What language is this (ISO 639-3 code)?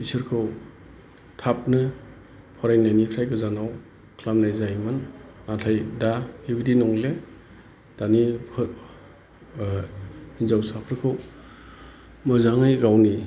brx